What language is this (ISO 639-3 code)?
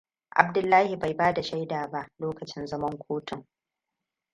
hau